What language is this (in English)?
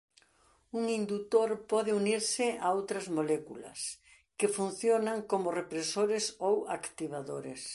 Galician